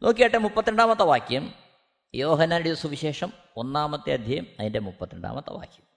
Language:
Malayalam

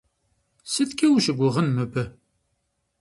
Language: Kabardian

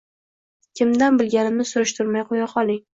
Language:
Uzbek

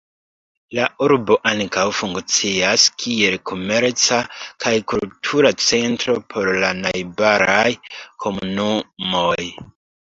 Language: Esperanto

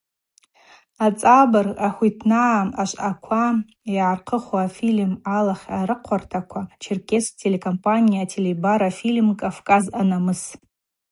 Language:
Abaza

